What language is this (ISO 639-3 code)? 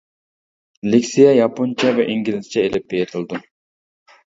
uig